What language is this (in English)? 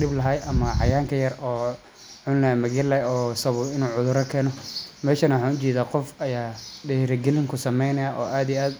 Somali